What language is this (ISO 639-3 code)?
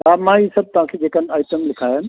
snd